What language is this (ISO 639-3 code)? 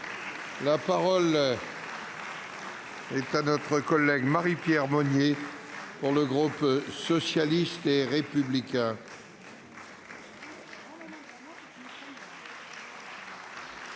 fra